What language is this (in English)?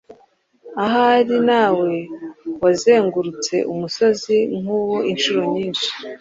Kinyarwanda